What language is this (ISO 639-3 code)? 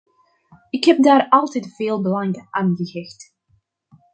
nld